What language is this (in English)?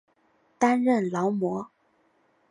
Chinese